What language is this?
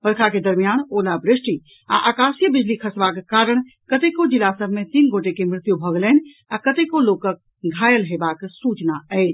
Maithili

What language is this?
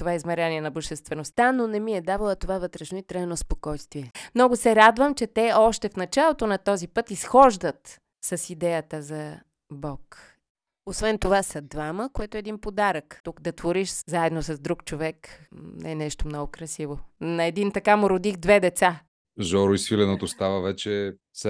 Bulgarian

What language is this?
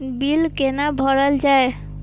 Maithili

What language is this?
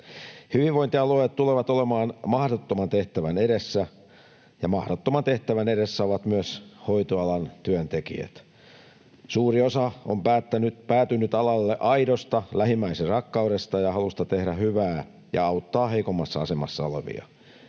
Finnish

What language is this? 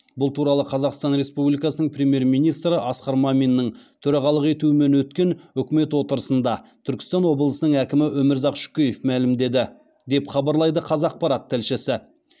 Kazakh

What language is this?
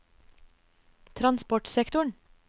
Norwegian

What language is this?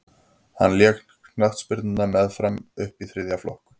Icelandic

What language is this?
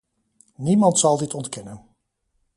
Dutch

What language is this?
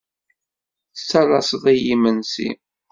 Kabyle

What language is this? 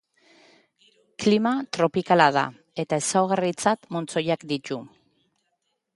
Basque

